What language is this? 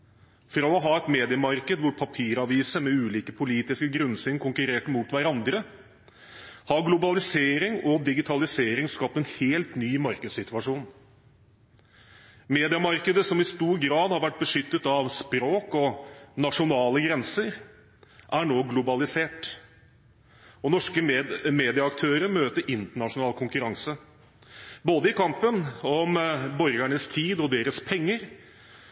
Norwegian Bokmål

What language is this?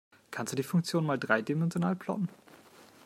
German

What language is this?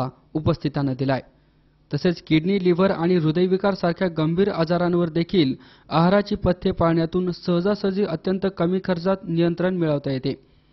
Arabic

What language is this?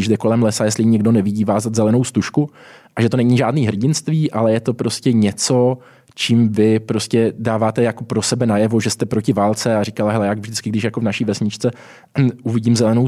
Czech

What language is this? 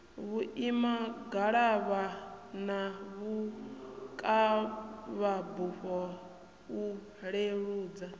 Venda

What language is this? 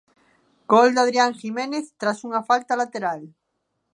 Galician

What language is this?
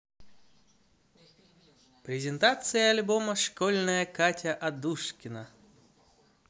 Russian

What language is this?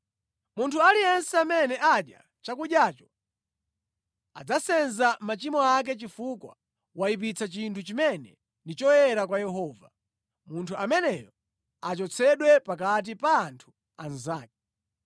Nyanja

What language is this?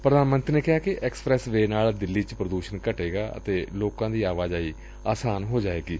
Punjabi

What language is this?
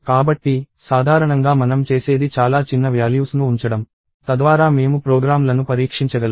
Telugu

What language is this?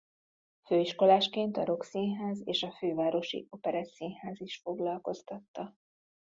Hungarian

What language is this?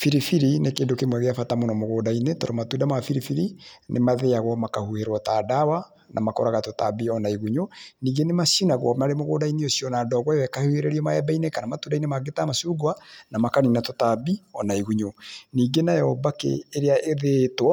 Kikuyu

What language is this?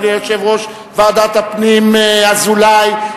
Hebrew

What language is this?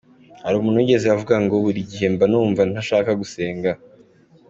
Kinyarwanda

